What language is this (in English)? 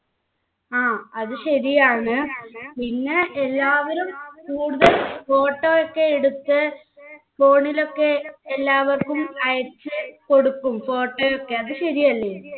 Malayalam